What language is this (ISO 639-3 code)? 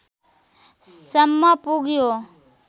nep